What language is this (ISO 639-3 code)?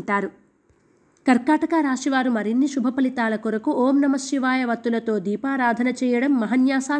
tel